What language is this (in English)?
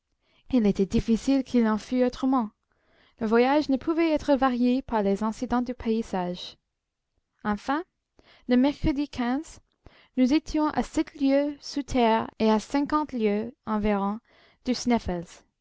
French